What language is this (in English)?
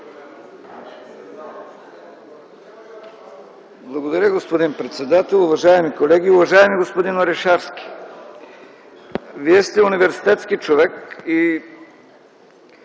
Bulgarian